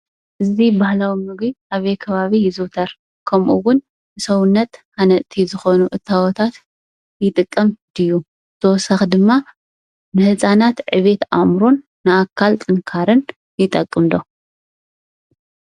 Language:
Tigrinya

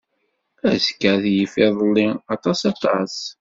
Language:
Kabyle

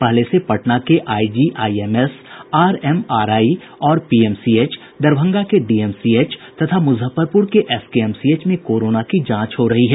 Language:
Hindi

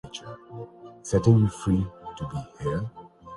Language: Urdu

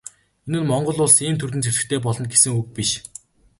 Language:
Mongolian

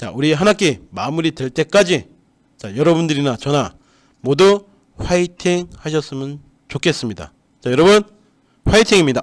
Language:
Korean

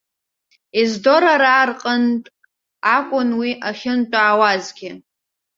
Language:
Abkhazian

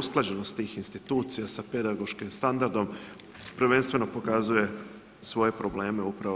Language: Croatian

